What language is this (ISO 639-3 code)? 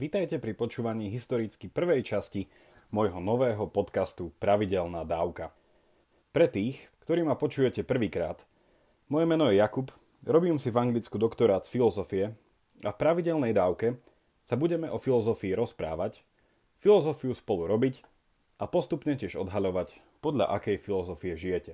slk